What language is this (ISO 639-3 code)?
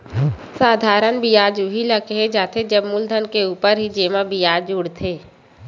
hne